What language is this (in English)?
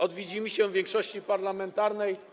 Polish